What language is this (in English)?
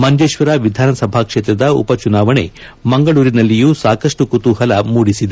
Kannada